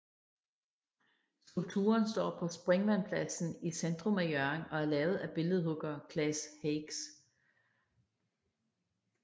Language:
Danish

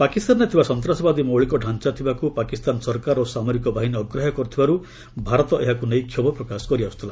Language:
Odia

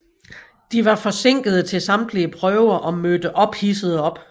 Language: Danish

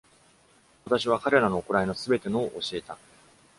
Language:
Japanese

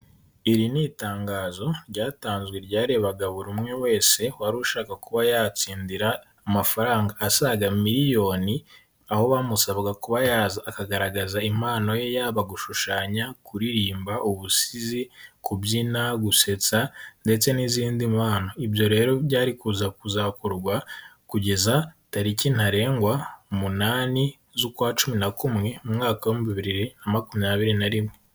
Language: Kinyarwanda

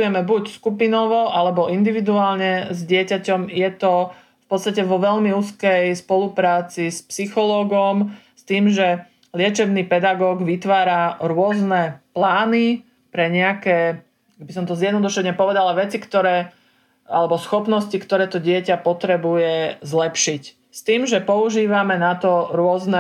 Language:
Slovak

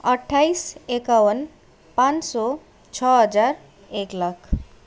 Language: Nepali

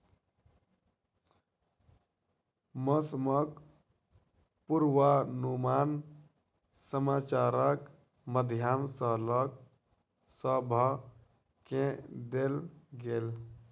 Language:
Maithili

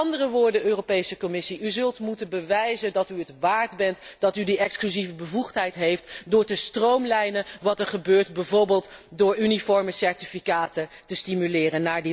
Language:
Dutch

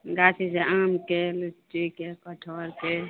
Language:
Maithili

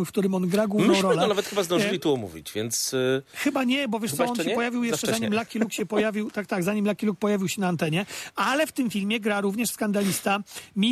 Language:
Polish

